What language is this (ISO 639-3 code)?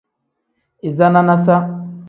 kdh